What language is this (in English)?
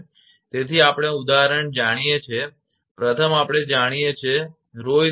Gujarati